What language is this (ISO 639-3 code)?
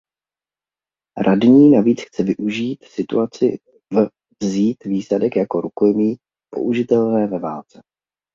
ces